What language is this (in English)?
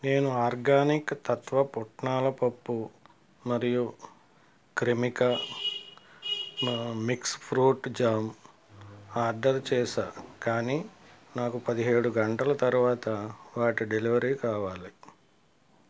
Telugu